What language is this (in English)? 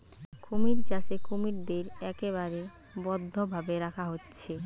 Bangla